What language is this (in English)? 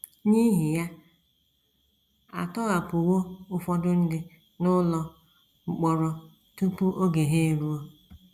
Igbo